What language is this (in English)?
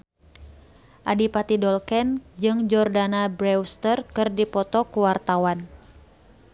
Sundanese